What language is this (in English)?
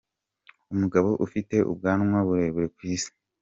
Kinyarwanda